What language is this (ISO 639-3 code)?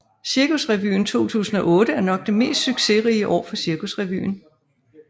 dan